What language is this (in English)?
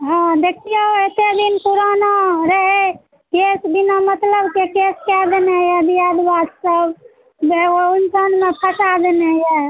Maithili